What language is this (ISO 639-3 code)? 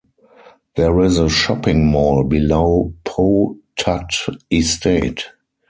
eng